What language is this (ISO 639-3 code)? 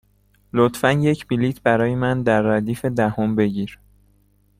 fas